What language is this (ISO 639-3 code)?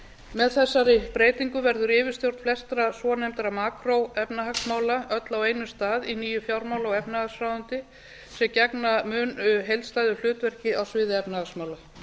isl